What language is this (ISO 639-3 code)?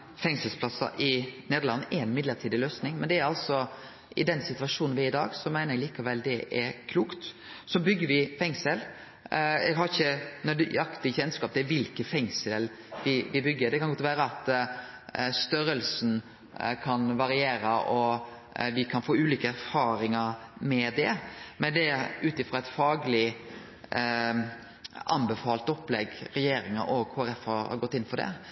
nno